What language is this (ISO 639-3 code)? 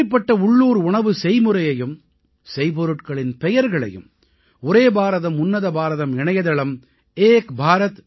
tam